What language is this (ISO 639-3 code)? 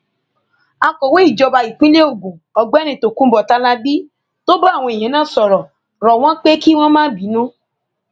yor